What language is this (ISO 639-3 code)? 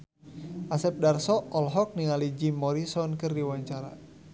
sun